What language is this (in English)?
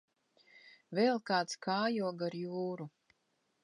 Latvian